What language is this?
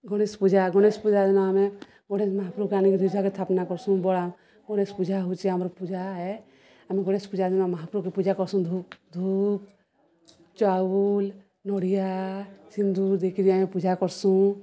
Odia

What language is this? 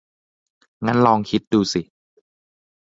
Thai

